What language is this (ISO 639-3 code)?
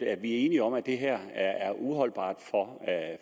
dan